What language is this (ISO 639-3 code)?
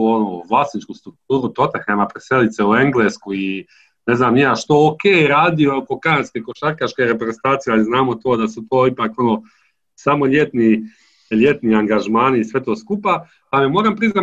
hrv